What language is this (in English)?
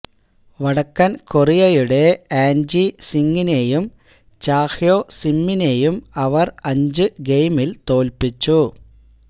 Malayalam